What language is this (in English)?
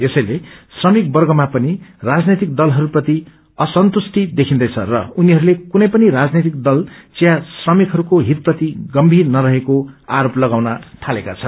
Nepali